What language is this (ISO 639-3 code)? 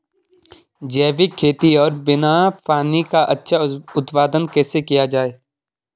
hin